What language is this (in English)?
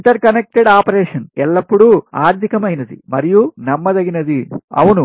Telugu